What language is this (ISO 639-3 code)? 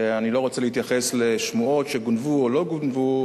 heb